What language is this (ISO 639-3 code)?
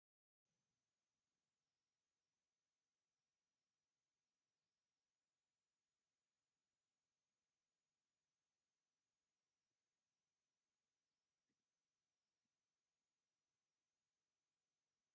tir